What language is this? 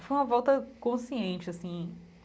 Portuguese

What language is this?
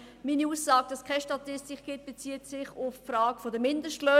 Swiss German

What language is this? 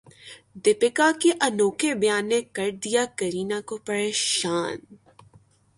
Urdu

